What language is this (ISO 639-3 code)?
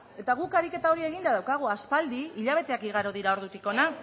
eus